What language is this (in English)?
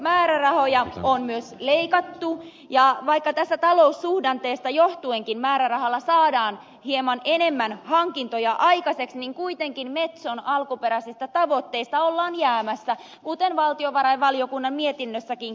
Finnish